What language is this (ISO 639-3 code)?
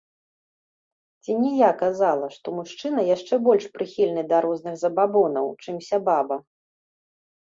bel